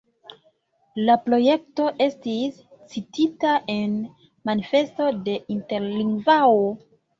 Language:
Esperanto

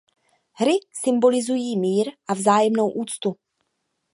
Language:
Czech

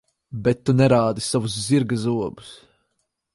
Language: Latvian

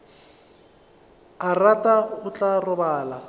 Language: Northern Sotho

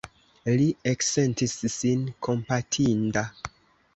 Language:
Esperanto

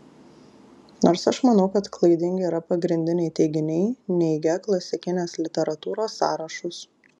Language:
Lithuanian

